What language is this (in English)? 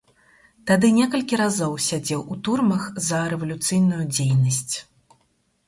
Belarusian